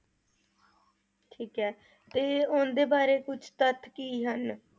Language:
Punjabi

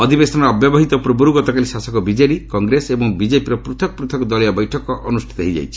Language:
Odia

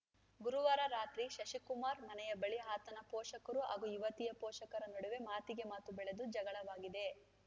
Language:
Kannada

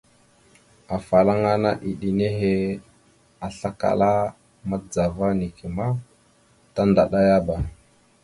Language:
Mada (Cameroon)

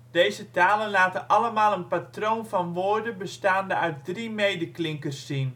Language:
Dutch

